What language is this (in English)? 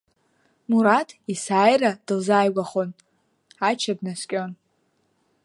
Abkhazian